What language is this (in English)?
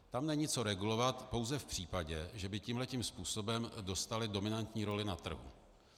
Czech